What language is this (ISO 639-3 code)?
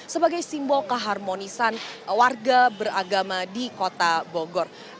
ind